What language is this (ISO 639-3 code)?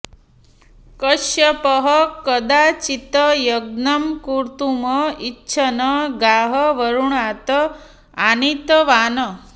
san